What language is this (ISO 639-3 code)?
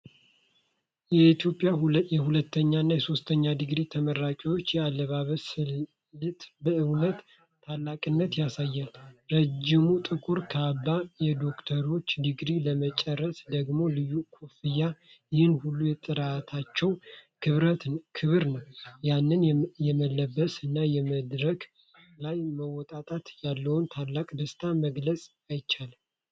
amh